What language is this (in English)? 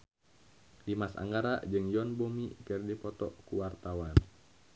Sundanese